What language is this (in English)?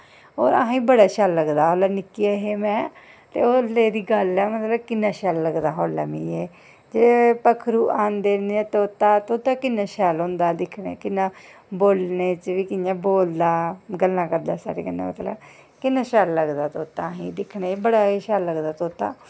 Dogri